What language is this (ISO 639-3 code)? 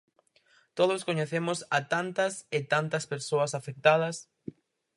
glg